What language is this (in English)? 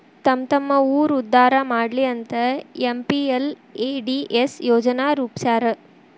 Kannada